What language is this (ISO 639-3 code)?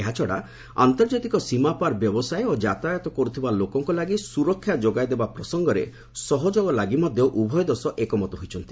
ori